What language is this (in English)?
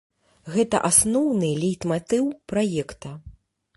Belarusian